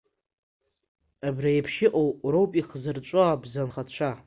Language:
Abkhazian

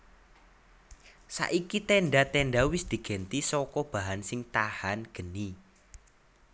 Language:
Javanese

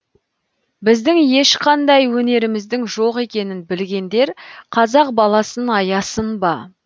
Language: Kazakh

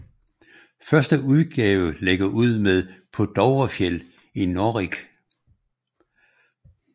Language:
Danish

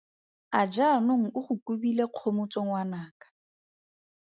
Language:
Tswana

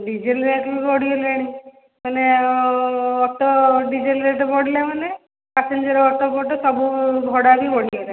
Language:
Odia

